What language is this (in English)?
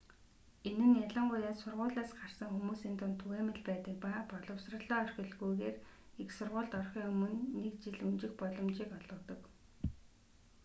Mongolian